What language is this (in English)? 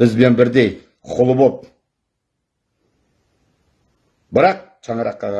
Turkish